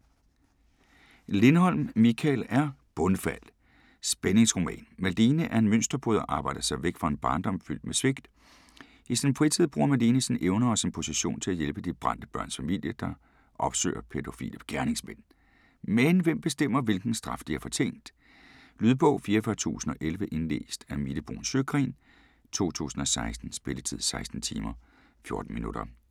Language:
Danish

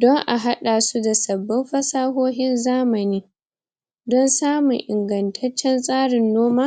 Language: Hausa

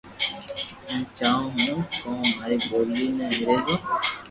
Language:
Loarki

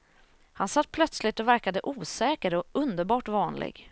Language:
Swedish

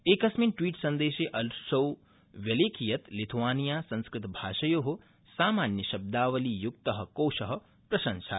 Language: Sanskrit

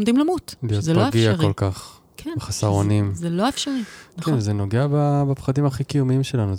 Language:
Hebrew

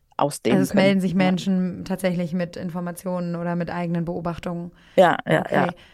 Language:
German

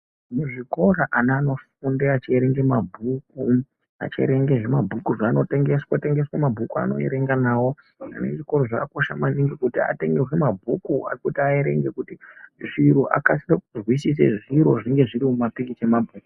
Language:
Ndau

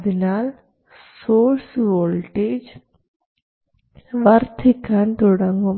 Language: Malayalam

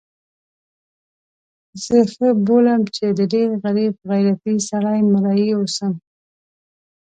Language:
Pashto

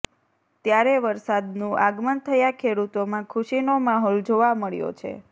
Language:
Gujarati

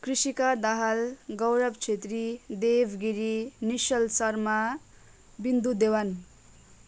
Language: Nepali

